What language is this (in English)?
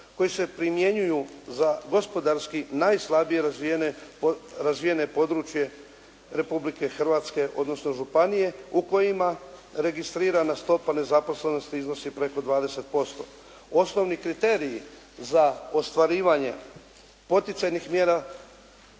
Croatian